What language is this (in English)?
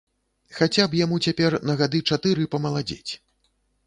Belarusian